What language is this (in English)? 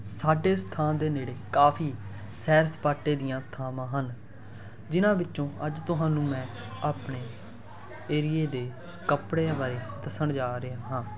Punjabi